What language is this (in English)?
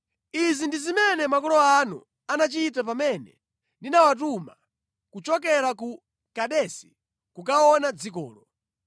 Nyanja